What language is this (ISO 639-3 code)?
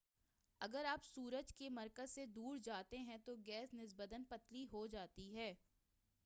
urd